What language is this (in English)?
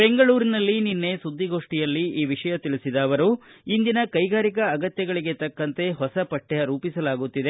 Kannada